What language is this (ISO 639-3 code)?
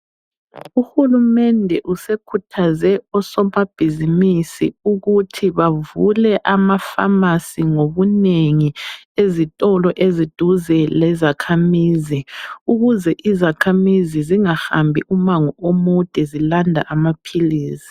nde